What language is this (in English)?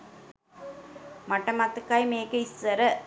Sinhala